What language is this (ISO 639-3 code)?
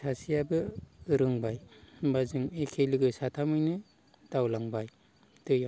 brx